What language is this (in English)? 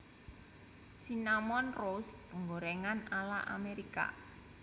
Javanese